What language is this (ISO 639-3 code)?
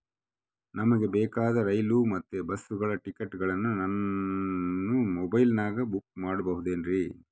kan